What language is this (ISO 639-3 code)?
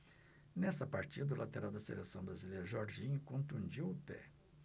por